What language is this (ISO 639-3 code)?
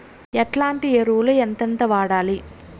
tel